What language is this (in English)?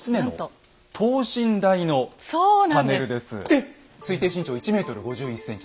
Japanese